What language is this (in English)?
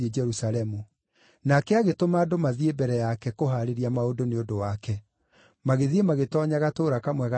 Kikuyu